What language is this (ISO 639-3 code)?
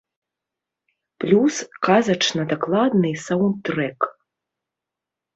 bel